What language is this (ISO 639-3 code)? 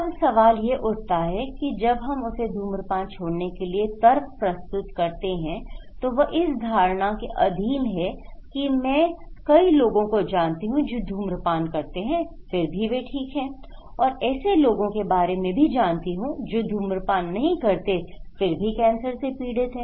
hin